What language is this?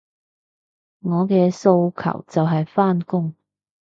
Cantonese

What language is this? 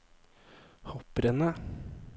Norwegian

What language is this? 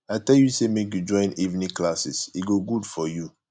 Nigerian Pidgin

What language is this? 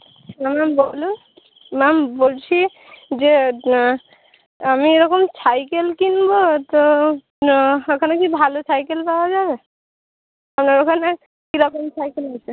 Bangla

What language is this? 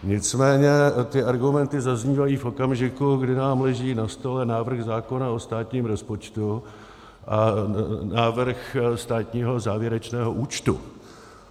Czech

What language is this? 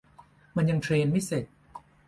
Thai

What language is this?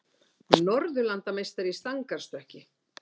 Icelandic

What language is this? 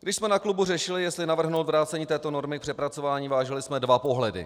Czech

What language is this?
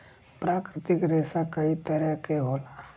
Bhojpuri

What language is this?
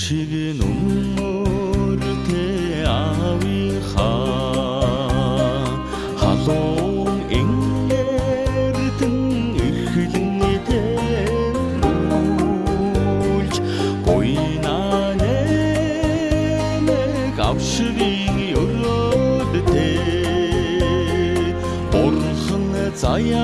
Korean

